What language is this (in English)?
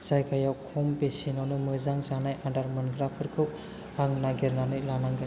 Bodo